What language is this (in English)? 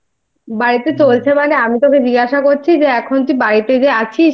Bangla